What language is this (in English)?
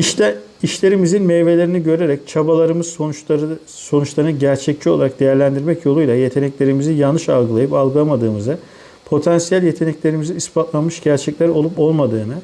Turkish